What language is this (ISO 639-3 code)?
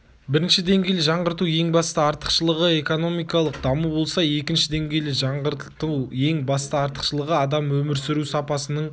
kaz